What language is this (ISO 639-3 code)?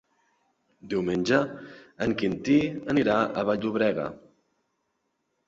cat